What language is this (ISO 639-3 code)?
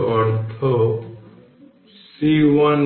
ben